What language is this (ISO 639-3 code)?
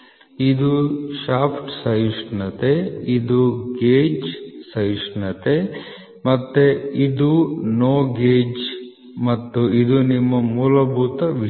kan